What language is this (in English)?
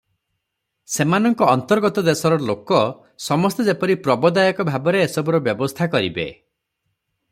Odia